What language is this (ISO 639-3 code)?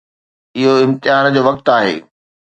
snd